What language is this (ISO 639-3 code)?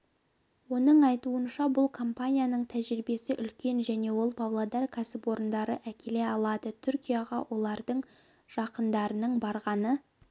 kaz